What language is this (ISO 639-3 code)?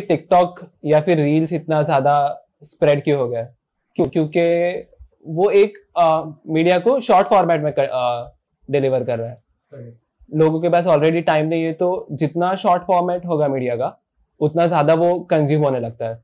hin